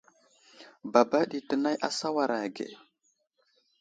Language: Wuzlam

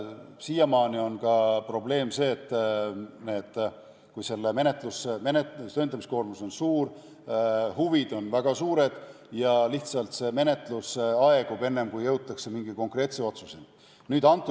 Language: Estonian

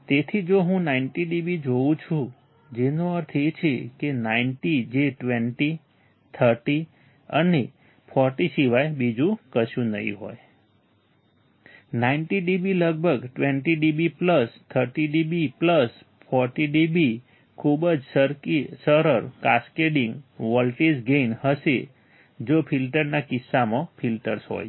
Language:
Gujarati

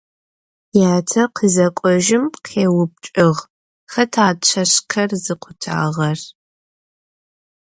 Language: Adyghe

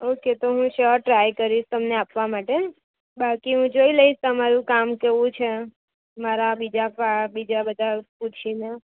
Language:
Gujarati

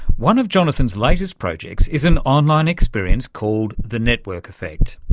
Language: English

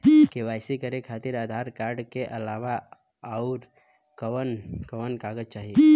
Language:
Bhojpuri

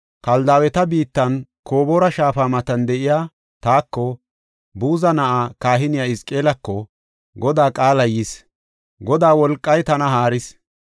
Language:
Gofa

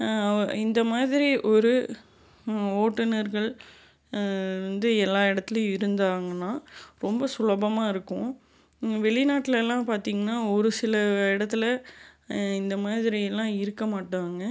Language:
Tamil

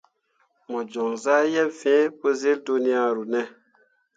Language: Mundang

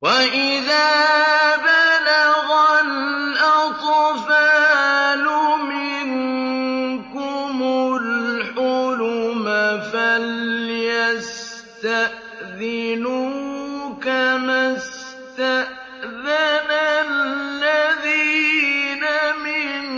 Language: Arabic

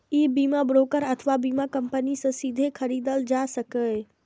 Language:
Maithili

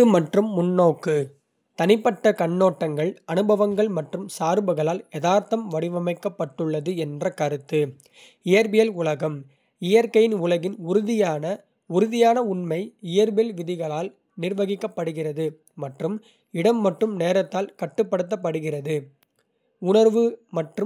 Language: Kota (India)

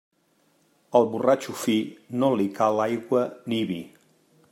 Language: Catalan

